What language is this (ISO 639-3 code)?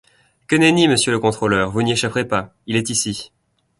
fra